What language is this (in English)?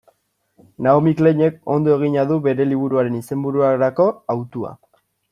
Basque